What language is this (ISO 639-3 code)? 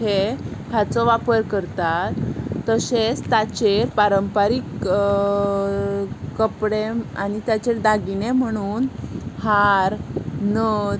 kok